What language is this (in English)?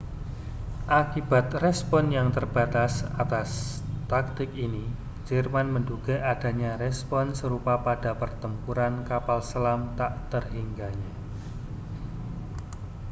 Indonesian